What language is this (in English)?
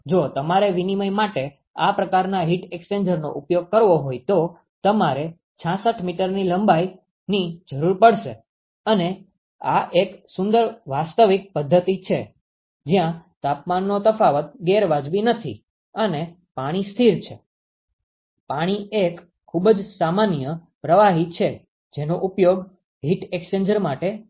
Gujarati